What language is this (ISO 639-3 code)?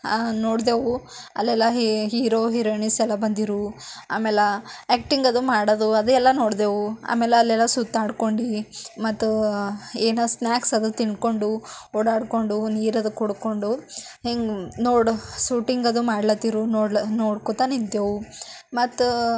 kan